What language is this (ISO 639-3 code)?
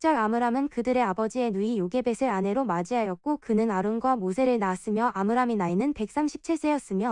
kor